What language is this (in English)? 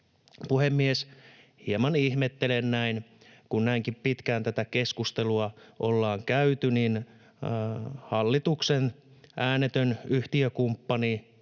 Finnish